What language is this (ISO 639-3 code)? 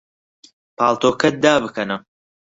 ckb